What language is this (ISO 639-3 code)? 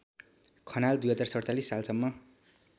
nep